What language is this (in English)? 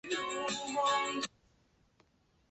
Chinese